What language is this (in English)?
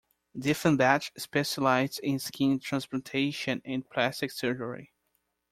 English